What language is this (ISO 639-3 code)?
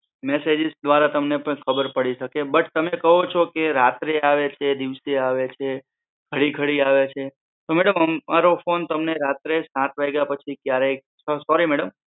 guj